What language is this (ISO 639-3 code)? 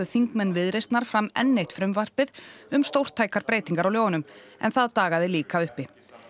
isl